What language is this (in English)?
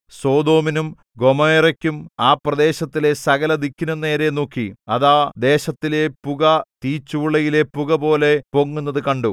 Malayalam